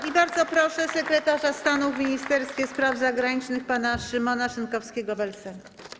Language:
Polish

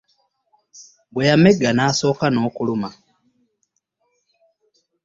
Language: Ganda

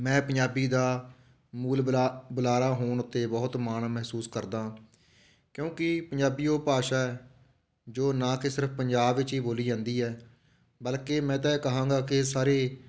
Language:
Punjabi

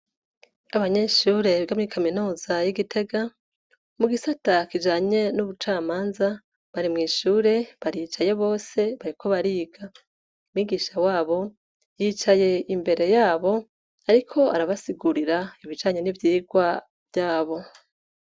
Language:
Rundi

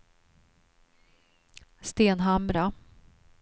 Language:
Swedish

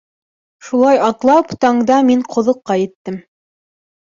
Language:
Bashkir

